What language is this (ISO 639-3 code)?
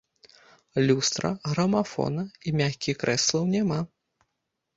bel